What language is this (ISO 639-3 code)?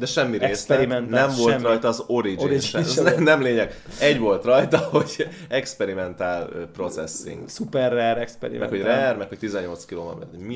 hun